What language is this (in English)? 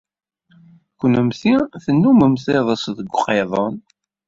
Kabyle